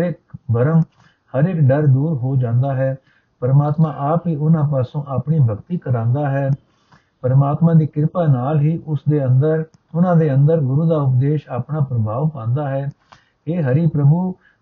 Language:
Punjabi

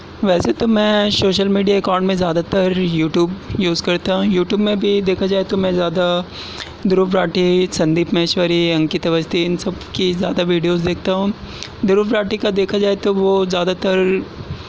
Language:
Urdu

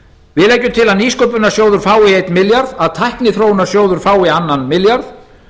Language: Icelandic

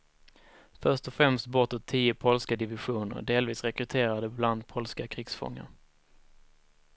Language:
Swedish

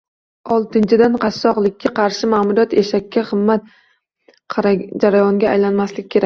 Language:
Uzbek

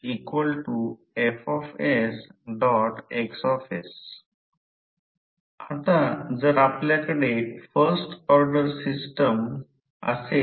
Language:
Marathi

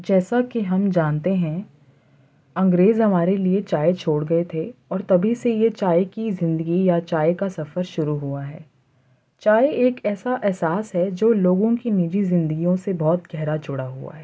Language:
Urdu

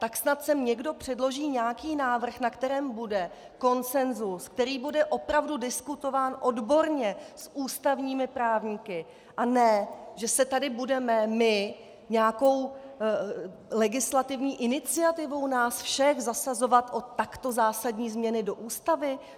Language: Czech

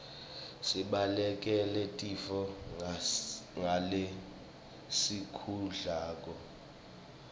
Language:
Swati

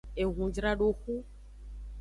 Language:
Aja (Benin)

